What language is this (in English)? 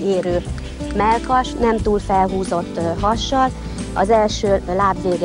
Hungarian